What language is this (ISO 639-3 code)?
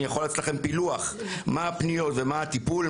heb